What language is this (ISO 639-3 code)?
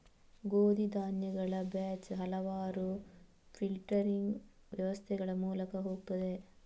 kan